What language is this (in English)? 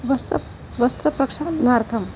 Sanskrit